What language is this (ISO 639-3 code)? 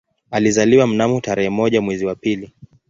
swa